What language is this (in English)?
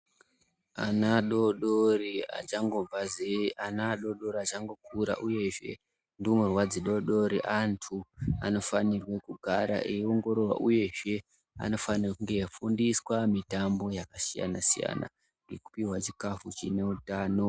Ndau